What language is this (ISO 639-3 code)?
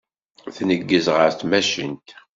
kab